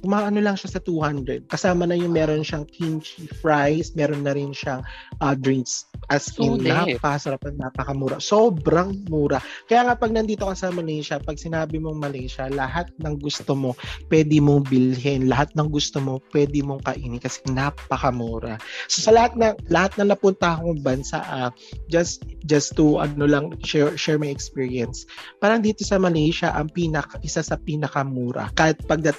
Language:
Filipino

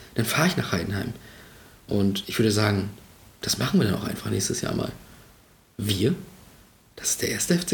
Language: German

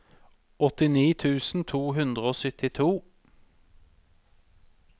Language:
Norwegian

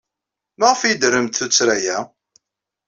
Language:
Kabyle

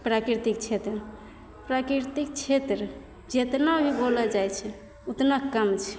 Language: Maithili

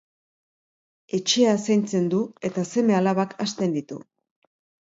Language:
Basque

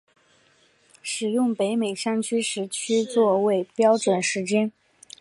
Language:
Chinese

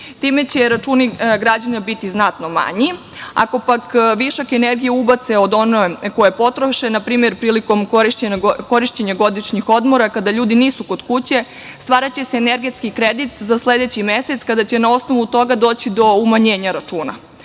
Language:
Serbian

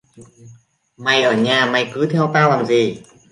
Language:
Vietnamese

